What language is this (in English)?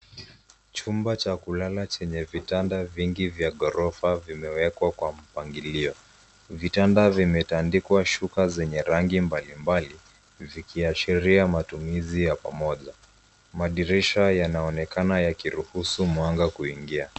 Swahili